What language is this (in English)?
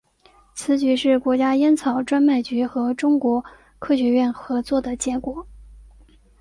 Chinese